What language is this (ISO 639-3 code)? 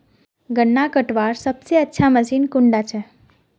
mag